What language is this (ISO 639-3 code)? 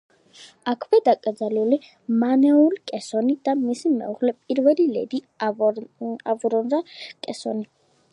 kat